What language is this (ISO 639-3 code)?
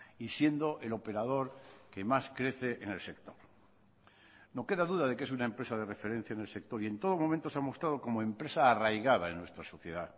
spa